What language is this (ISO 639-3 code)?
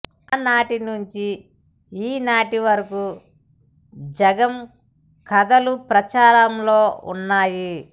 tel